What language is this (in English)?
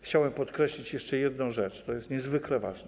Polish